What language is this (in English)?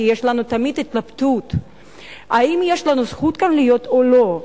Hebrew